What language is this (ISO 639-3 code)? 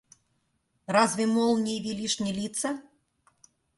rus